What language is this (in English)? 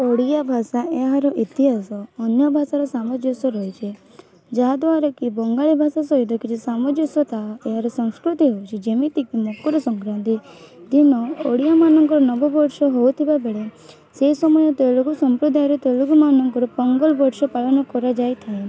Odia